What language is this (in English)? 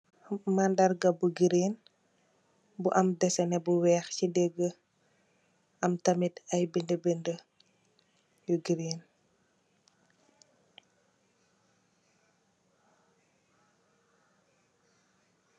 Wolof